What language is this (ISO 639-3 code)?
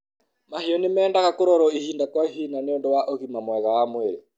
kik